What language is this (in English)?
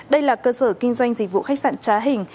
Vietnamese